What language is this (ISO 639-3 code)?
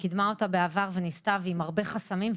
heb